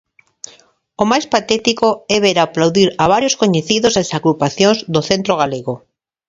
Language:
Galician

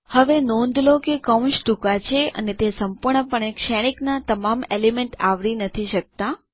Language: Gujarati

